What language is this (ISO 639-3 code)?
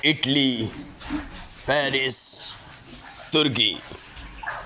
urd